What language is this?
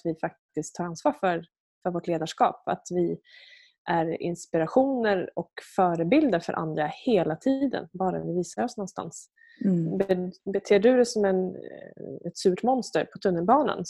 Swedish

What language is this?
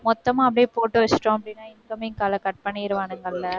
Tamil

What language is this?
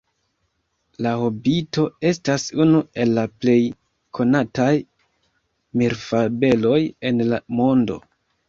Esperanto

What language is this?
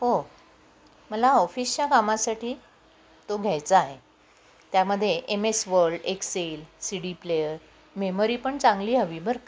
Marathi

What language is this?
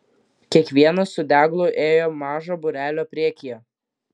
Lithuanian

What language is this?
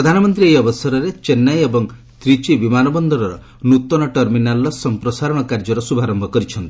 Odia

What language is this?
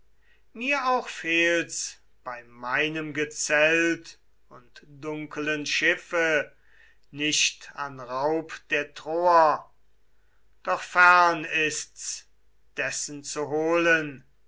German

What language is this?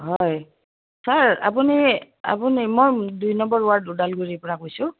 Assamese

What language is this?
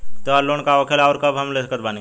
Bhojpuri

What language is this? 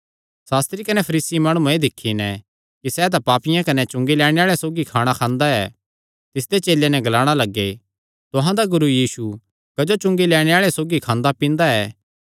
Kangri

